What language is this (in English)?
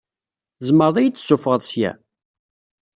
Kabyle